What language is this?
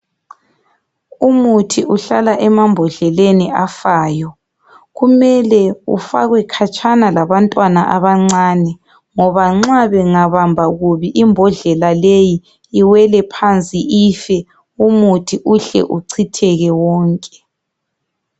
North Ndebele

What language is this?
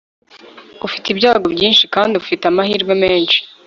Kinyarwanda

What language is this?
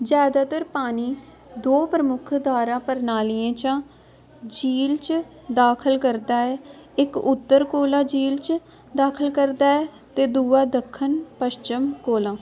Dogri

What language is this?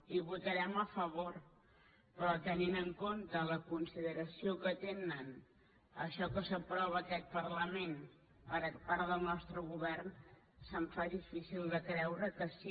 Catalan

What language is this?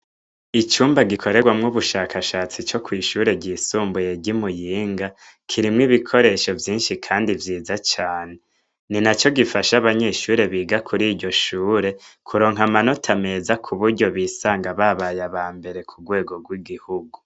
Rundi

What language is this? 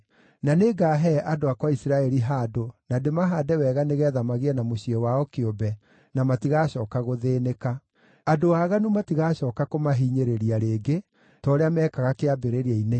Kikuyu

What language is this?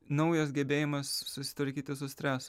Lithuanian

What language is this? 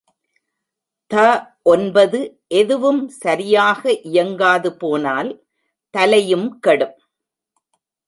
Tamil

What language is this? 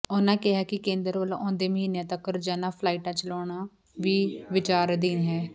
Punjabi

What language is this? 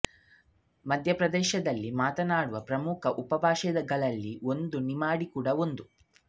Kannada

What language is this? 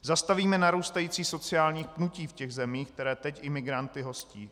Czech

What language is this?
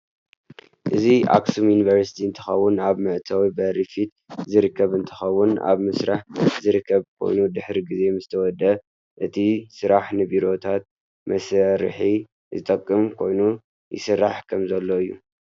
Tigrinya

